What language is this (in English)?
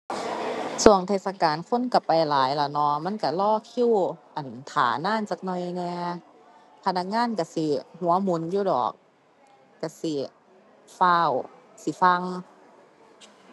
Thai